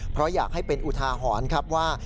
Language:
Thai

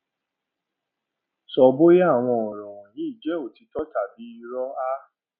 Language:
Yoruba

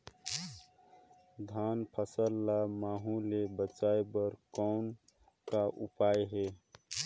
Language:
Chhattisgarhi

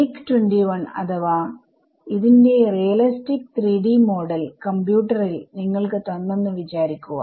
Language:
Malayalam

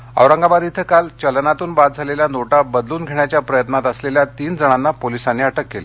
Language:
Marathi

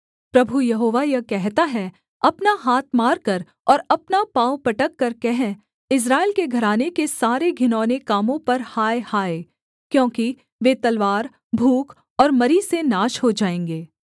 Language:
Hindi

